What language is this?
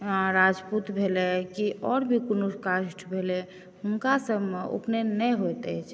Maithili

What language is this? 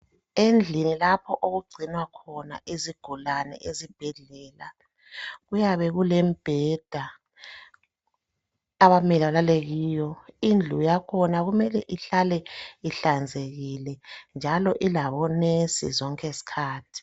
North Ndebele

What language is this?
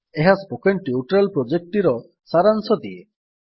Odia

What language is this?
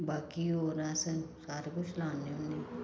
Dogri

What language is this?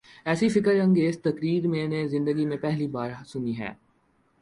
Urdu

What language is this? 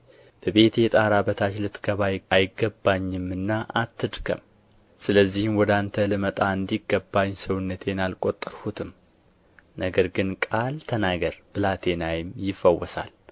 Amharic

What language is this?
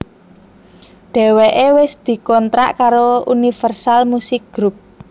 Javanese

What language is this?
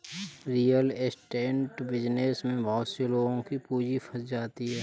Hindi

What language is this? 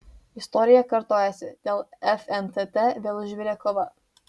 Lithuanian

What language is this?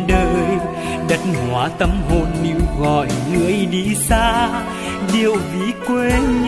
Vietnamese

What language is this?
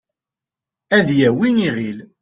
Kabyle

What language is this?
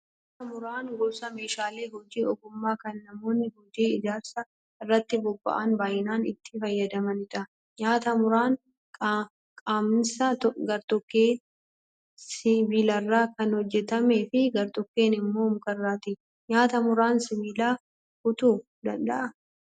Oromo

